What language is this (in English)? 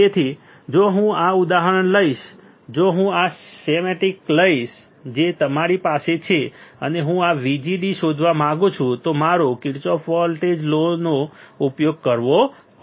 Gujarati